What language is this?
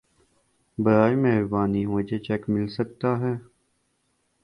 Urdu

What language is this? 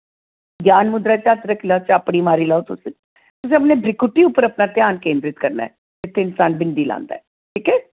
Dogri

